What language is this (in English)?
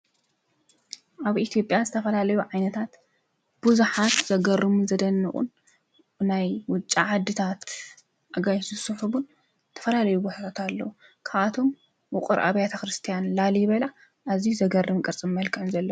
Tigrinya